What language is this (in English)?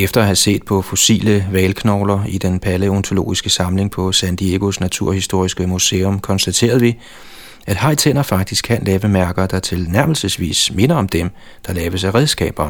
Danish